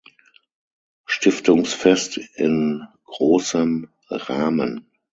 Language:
German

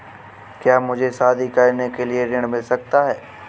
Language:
Hindi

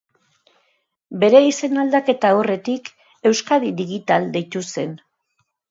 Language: Basque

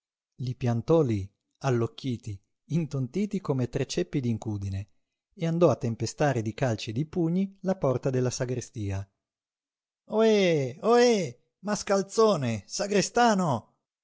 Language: Italian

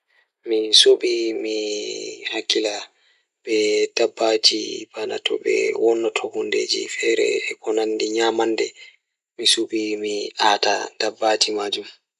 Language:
Fula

